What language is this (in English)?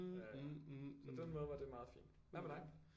Danish